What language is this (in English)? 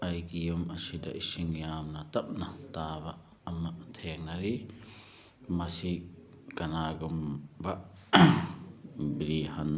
Manipuri